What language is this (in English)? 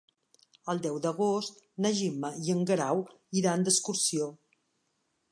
Catalan